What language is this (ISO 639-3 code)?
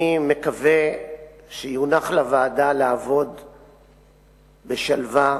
heb